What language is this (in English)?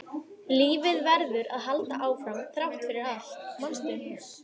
Icelandic